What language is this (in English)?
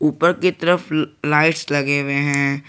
Hindi